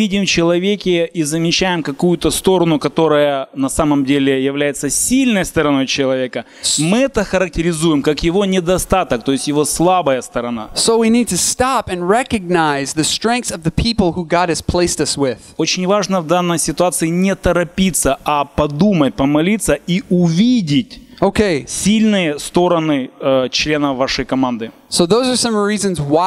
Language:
Russian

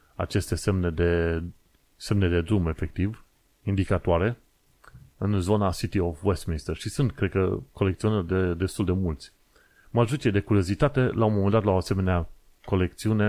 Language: Romanian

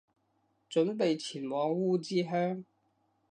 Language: Cantonese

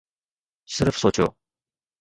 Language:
Sindhi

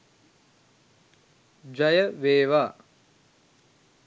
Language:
Sinhala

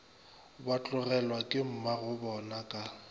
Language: Northern Sotho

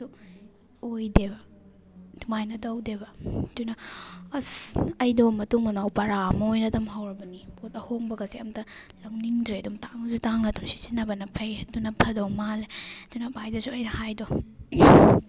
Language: Manipuri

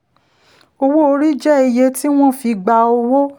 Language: Yoruba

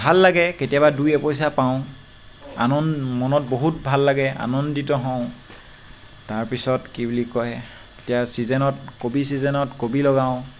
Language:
Assamese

